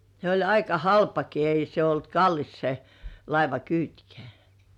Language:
Finnish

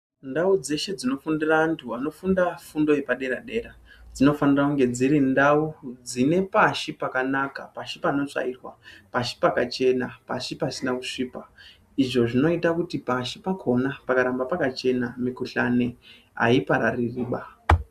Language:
Ndau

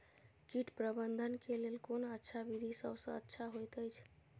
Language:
Maithili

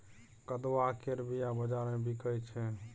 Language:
Maithili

